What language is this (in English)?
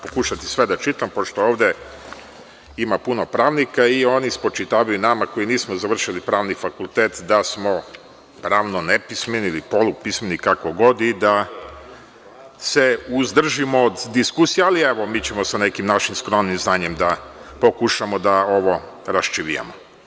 Serbian